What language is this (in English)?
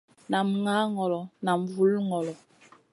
Masana